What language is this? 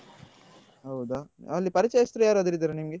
Kannada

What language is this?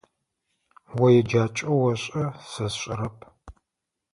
Adyghe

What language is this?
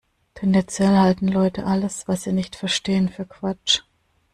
German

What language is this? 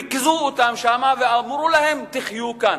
Hebrew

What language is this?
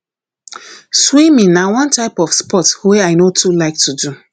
Nigerian Pidgin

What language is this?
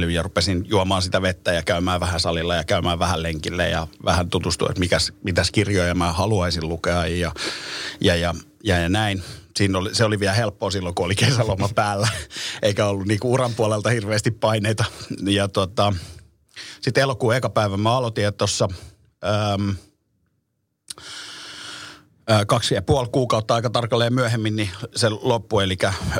Finnish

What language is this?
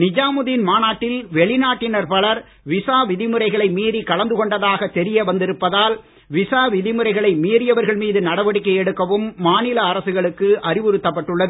Tamil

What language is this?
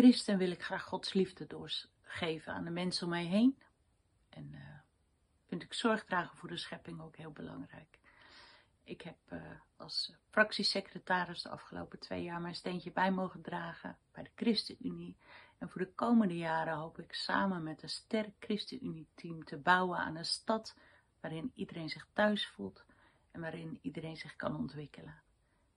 Dutch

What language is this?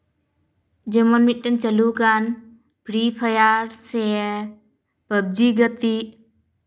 Santali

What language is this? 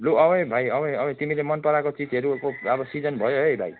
Nepali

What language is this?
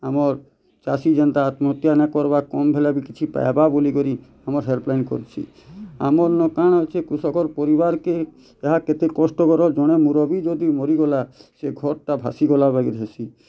Odia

